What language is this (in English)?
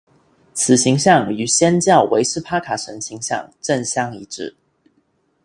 Chinese